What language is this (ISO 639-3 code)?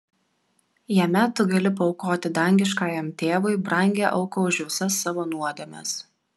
lit